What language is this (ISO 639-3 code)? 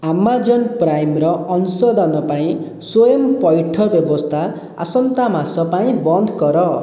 ori